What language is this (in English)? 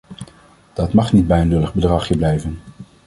Dutch